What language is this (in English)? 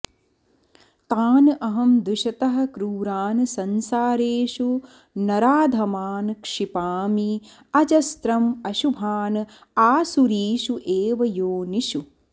Sanskrit